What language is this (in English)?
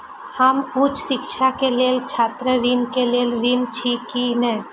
Maithili